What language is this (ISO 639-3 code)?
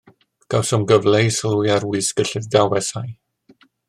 cym